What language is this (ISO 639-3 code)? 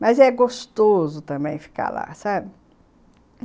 por